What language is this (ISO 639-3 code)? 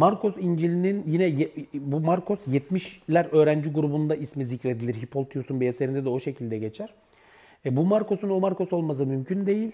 tur